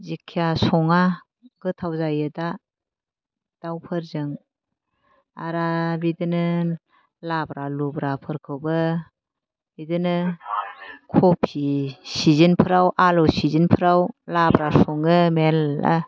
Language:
Bodo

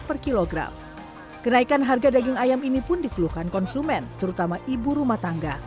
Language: Indonesian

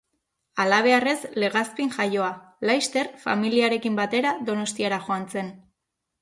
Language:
Basque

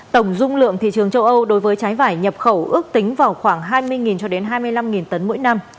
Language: Vietnamese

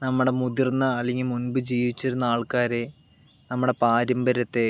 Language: Malayalam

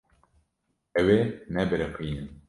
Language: Kurdish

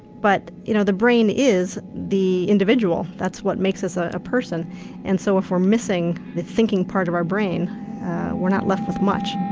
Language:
English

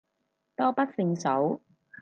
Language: Cantonese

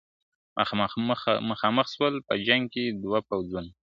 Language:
Pashto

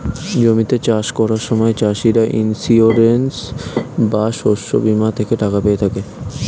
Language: Bangla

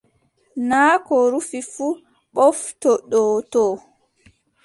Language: Adamawa Fulfulde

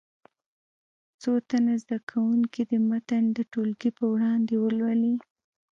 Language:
Pashto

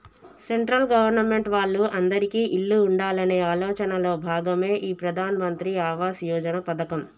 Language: Telugu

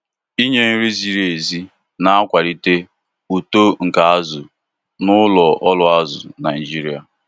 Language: Igbo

